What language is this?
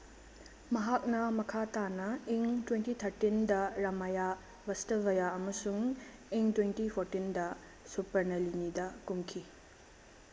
Manipuri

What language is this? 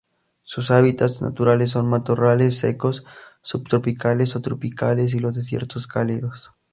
Spanish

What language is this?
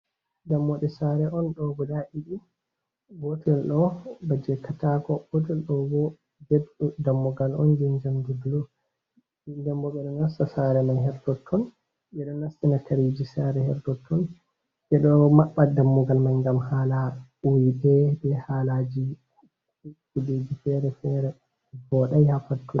Fula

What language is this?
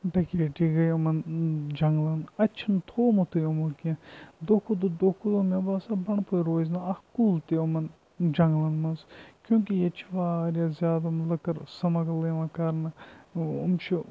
Kashmiri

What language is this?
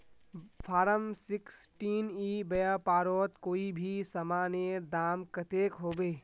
Magahi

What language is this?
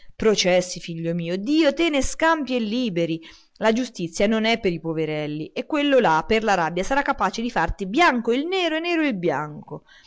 Italian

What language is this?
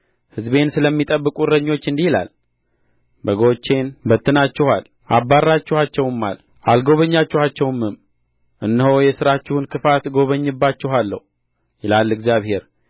Amharic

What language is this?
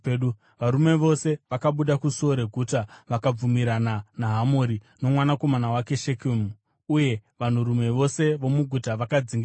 Shona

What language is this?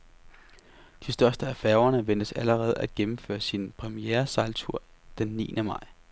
Danish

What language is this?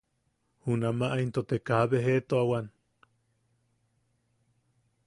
Yaqui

